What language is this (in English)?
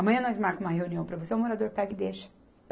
Portuguese